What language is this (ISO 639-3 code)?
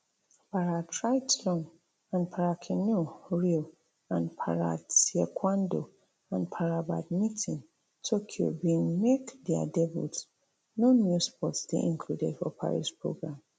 pcm